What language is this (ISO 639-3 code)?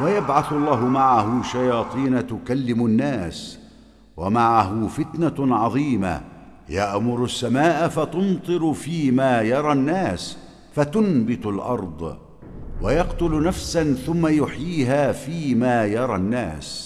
ara